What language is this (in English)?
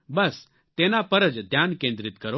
Gujarati